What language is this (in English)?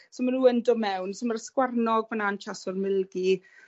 Welsh